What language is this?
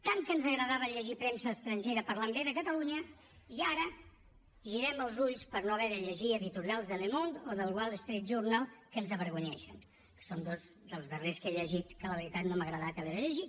Catalan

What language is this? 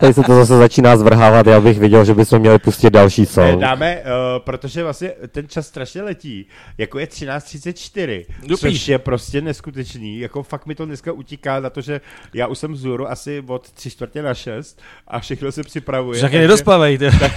Czech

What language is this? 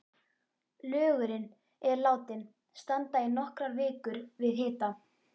Icelandic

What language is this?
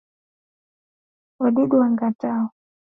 Swahili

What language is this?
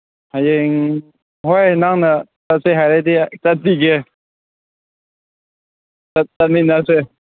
Manipuri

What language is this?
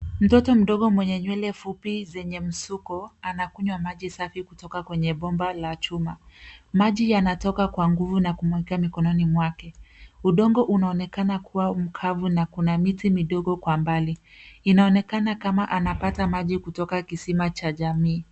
Swahili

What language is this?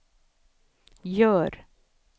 Swedish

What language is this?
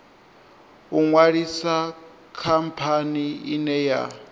Venda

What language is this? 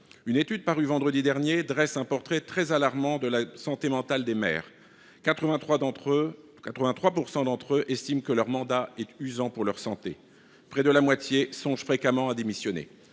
French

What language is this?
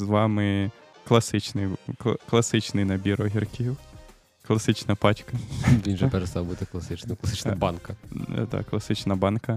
Ukrainian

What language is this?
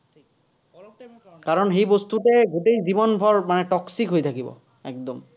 Assamese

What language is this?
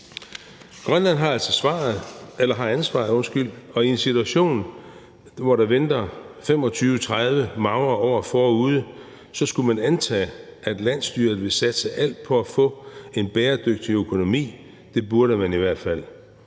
Danish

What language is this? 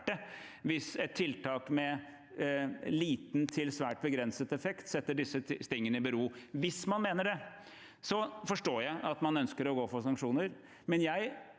Norwegian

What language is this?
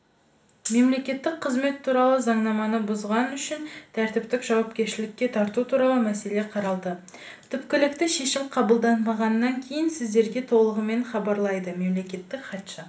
Kazakh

